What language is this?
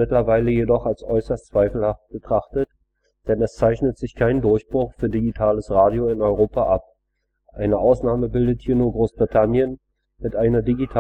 German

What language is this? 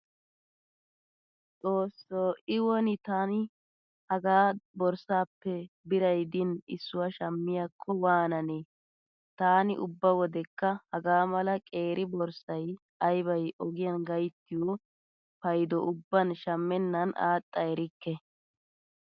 Wolaytta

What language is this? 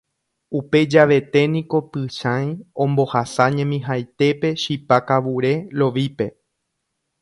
Guarani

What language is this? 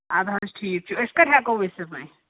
Kashmiri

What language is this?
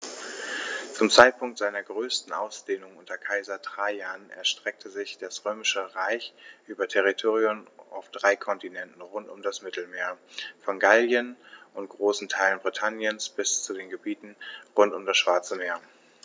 German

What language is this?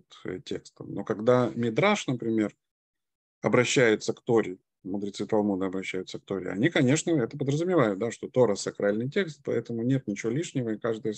Russian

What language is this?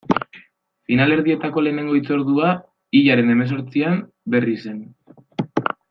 Basque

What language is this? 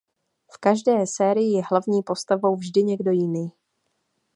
Czech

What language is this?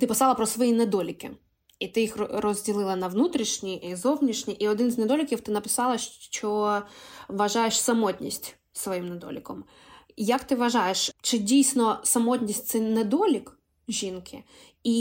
Ukrainian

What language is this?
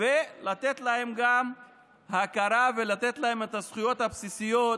Hebrew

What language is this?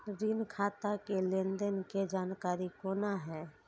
Maithili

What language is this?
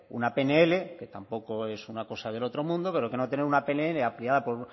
Spanish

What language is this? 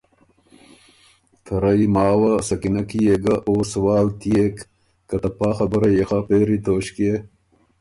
Ormuri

